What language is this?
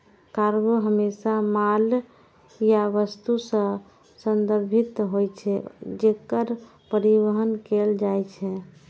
Maithili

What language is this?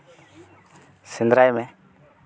Santali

